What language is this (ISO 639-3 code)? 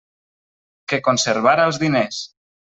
cat